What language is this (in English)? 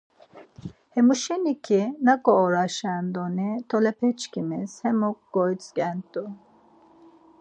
Laz